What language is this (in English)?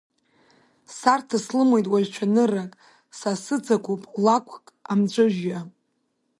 Abkhazian